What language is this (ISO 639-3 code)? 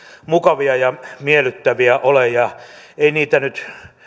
fin